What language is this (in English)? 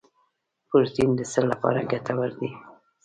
Pashto